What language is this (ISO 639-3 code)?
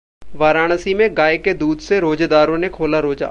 hin